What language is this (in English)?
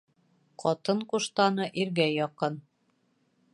Bashkir